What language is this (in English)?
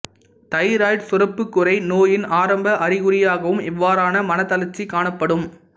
Tamil